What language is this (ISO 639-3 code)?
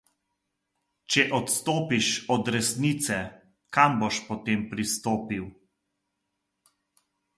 slv